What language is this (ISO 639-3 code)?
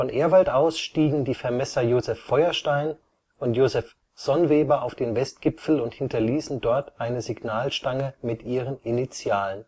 deu